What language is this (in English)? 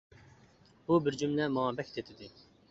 Uyghur